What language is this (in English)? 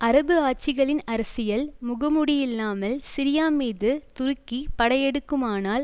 Tamil